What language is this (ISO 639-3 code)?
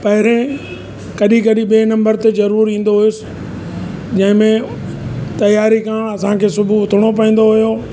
snd